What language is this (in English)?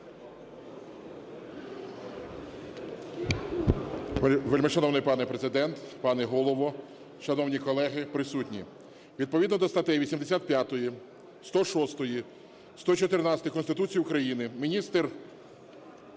Ukrainian